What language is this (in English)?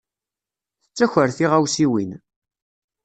Kabyle